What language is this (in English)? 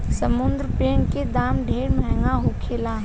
Bhojpuri